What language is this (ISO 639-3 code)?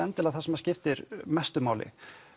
isl